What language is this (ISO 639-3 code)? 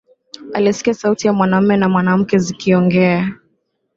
swa